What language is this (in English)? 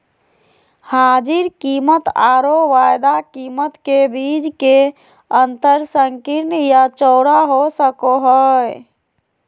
Magahi